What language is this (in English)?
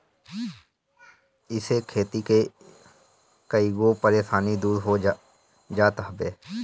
Bhojpuri